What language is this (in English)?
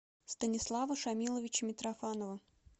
Russian